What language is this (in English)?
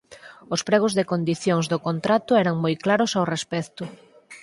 Galician